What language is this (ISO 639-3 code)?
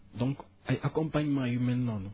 wol